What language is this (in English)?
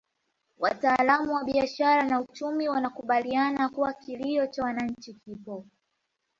Swahili